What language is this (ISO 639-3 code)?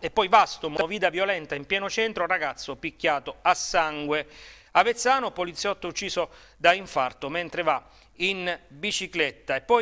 ita